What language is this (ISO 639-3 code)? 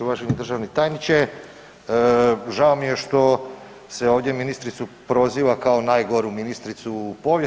hrv